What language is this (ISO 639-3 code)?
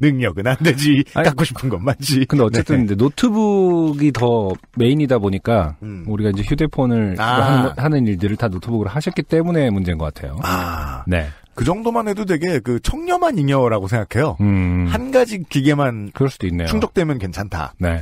kor